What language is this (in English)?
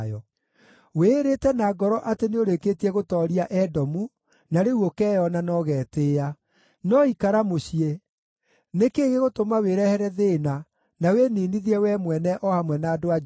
Kikuyu